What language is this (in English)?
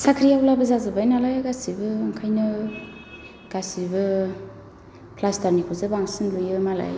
Bodo